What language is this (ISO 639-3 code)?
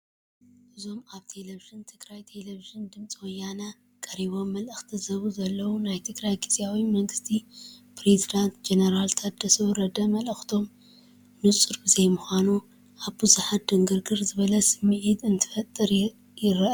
tir